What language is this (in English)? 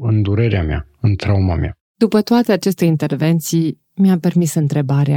Romanian